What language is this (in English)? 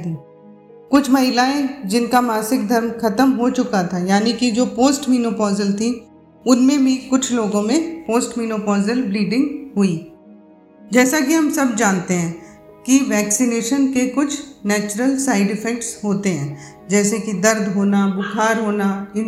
Hindi